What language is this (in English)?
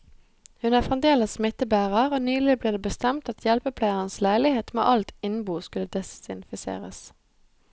Norwegian